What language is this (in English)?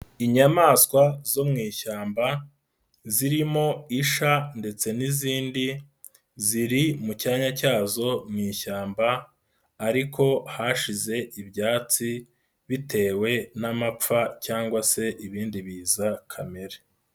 Kinyarwanda